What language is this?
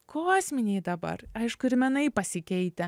Lithuanian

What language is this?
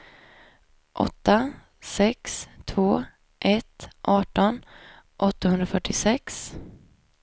Swedish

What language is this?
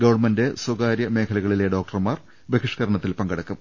Malayalam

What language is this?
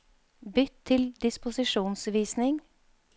Norwegian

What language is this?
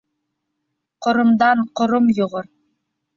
Bashkir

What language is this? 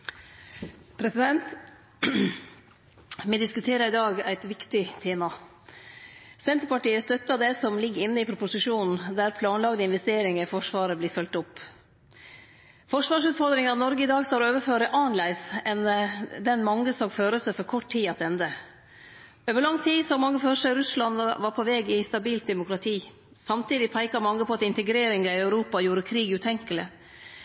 Norwegian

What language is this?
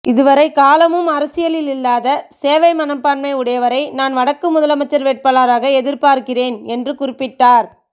Tamil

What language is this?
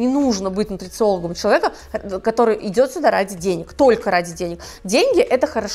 Russian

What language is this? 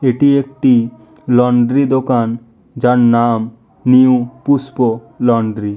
Bangla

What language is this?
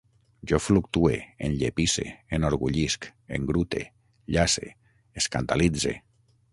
Catalan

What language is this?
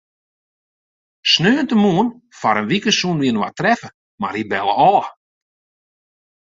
Western Frisian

